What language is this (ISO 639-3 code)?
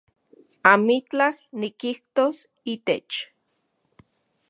ncx